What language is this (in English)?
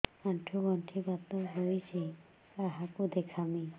Odia